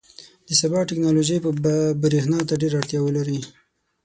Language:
Pashto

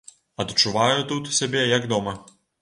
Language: Belarusian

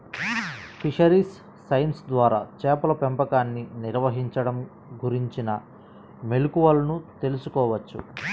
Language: Telugu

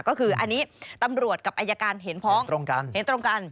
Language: Thai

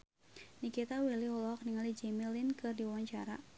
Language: Sundanese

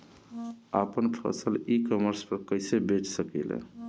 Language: Bhojpuri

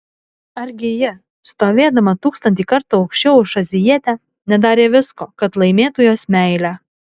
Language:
Lithuanian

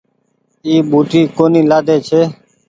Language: Goaria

